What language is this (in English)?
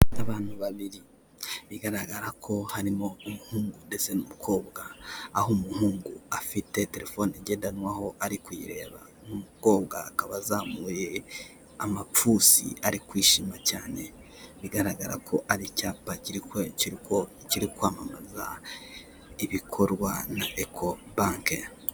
Kinyarwanda